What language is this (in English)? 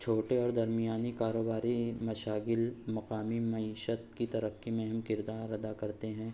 Urdu